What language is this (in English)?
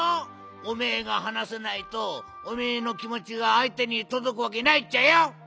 Japanese